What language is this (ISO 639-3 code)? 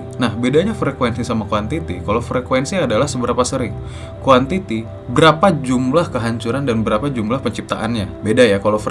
ind